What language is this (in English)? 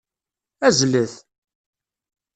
Kabyle